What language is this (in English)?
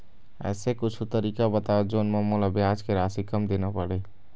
Chhattisgarhi